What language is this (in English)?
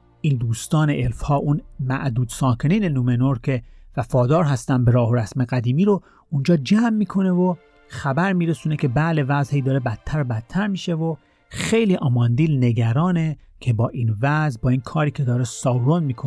Persian